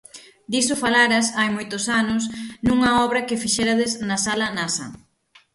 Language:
Galician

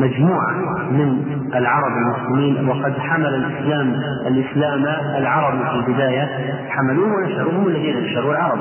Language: Arabic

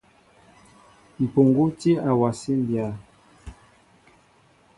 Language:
Mbo (Cameroon)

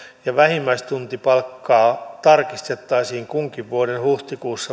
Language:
Finnish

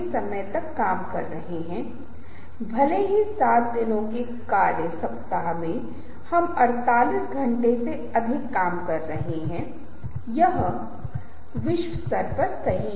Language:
Hindi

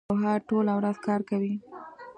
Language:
Pashto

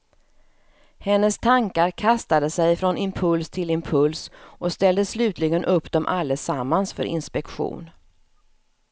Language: Swedish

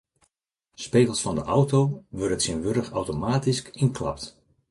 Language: Western Frisian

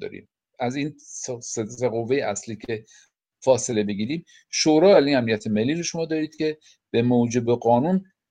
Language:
Persian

